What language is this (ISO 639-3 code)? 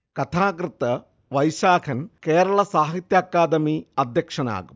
mal